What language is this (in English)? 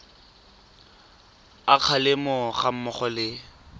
Tswana